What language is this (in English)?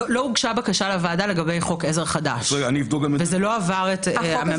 Hebrew